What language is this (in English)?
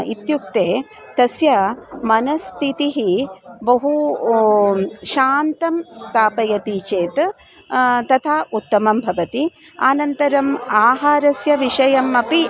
Sanskrit